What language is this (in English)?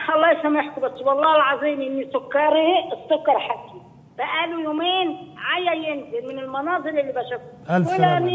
Arabic